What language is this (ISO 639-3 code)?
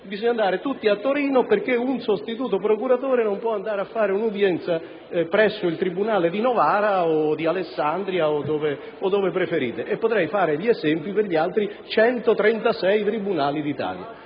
ita